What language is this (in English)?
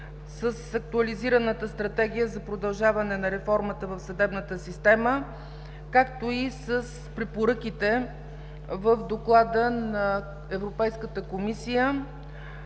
Bulgarian